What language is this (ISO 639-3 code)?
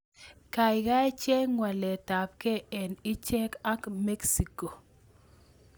kln